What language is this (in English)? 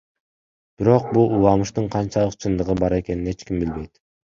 Kyrgyz